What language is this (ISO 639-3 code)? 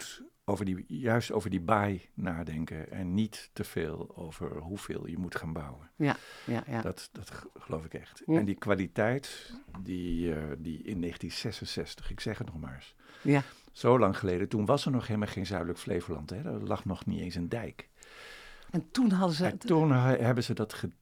nld